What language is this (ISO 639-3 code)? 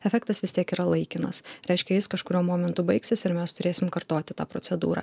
lit